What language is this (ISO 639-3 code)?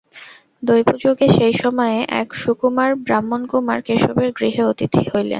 ben